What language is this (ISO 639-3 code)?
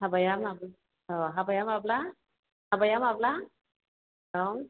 brx